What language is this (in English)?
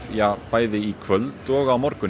Icelandic